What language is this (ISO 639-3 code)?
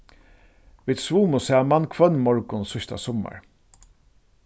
fao